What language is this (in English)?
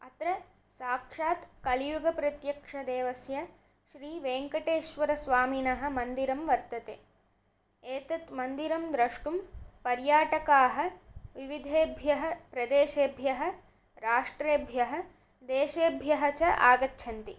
Sanskrit